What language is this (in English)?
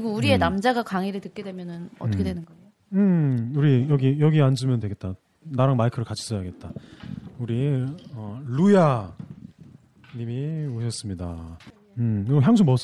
Korean